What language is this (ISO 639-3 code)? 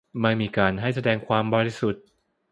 tha